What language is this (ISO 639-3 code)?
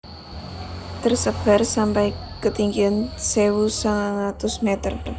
jav